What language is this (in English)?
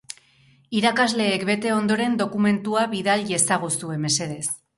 Basque